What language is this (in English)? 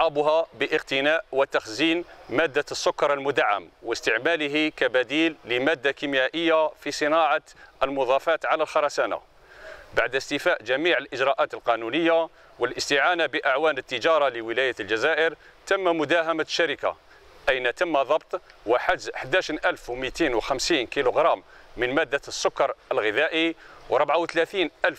Arabic